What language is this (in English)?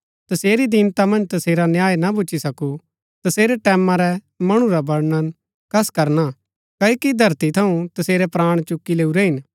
Gaddi